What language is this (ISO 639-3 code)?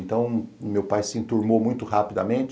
por